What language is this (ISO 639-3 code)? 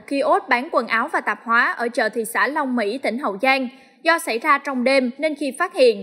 vie